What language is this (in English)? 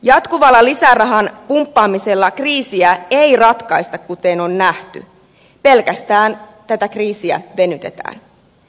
Finnish